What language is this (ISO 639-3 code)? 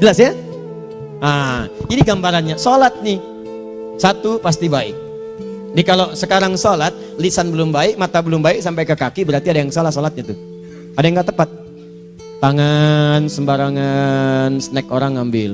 ind